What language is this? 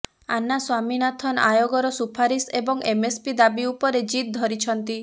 Odia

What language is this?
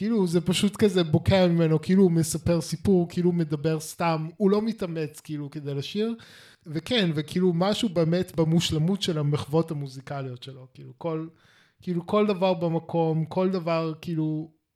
Hebrew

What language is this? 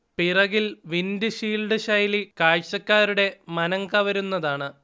Malayalam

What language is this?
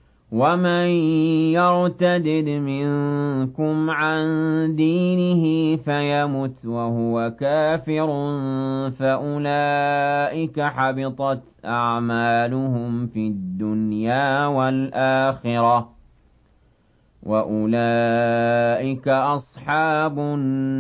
Arabic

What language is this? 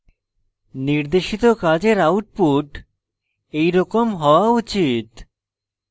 Bangla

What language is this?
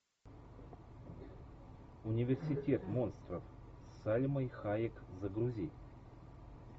Russian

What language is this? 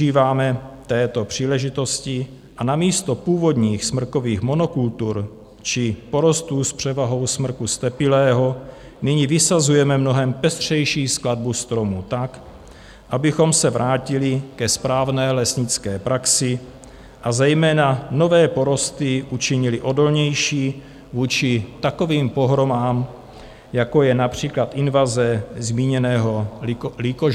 Czech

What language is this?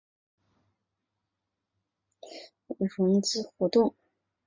Chinese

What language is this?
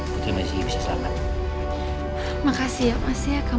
Indonesian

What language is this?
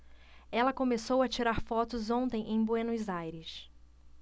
Portuguese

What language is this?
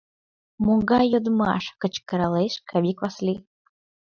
Mari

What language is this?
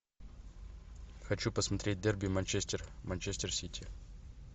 Russian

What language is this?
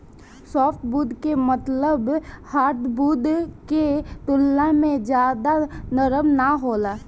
Bhojpuri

